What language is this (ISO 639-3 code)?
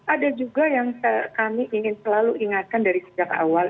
ind